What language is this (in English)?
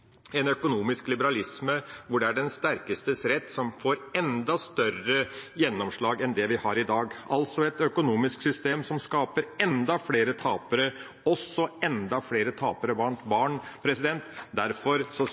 Norwegian Bokmål